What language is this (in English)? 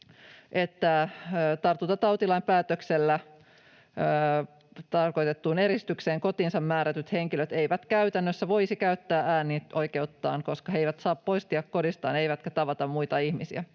Finnish